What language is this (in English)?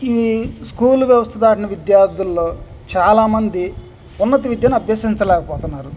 Telugu